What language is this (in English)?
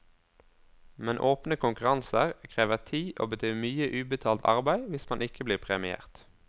Norwegian